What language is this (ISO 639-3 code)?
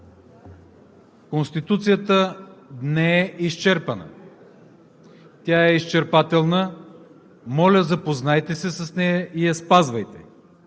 bul